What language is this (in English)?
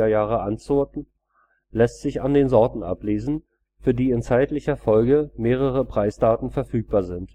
German